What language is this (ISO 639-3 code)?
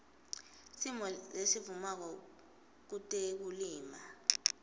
ssw